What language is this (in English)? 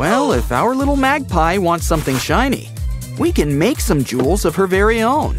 English